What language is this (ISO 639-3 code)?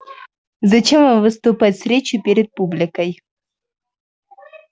rus